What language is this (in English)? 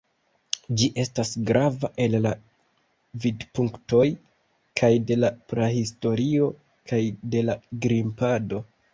Esperanto